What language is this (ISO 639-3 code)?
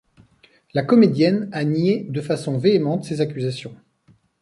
fra